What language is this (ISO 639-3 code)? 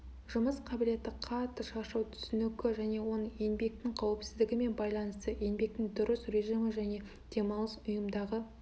kaz